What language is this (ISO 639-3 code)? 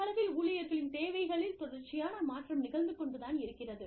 tam